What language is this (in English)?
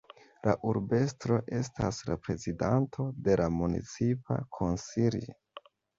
Esperanto